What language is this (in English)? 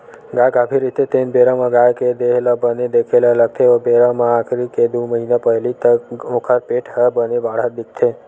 Chhattisgarhi